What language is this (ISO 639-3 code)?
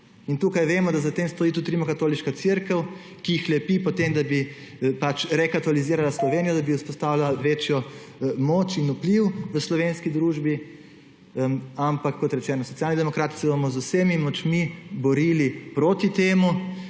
slv